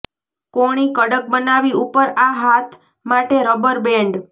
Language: Gujarati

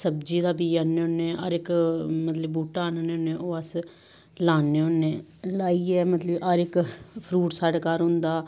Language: Dogri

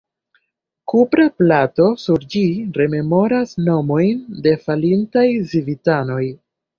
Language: Esperanto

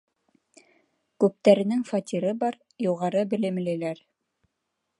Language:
Bashkir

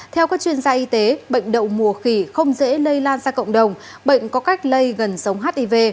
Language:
Vietnamese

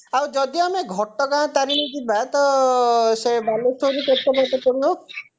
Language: Odia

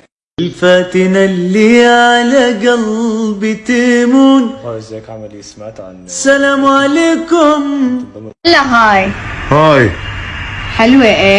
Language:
Arabic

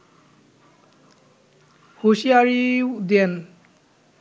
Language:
Bangla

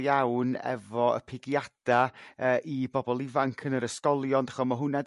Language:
Welsh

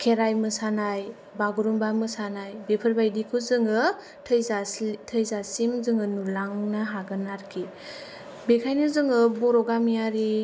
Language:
Bodo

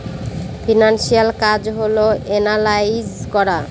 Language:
Bangla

